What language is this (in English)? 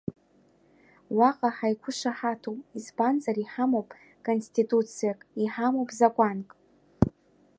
Abkhazian